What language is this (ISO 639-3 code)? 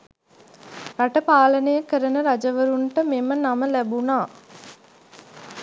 sin